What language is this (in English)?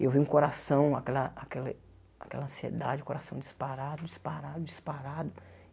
Portuguese